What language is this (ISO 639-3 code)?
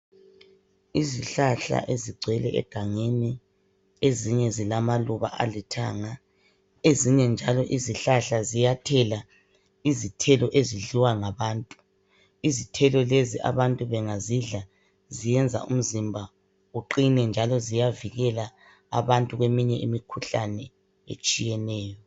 nde